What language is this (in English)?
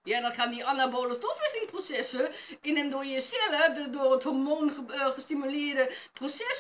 Dutch